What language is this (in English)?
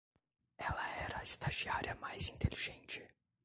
Portuguese